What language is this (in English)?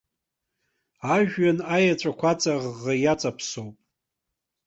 Abkhazian